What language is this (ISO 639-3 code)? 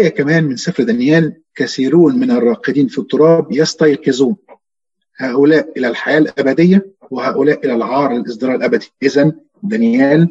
ara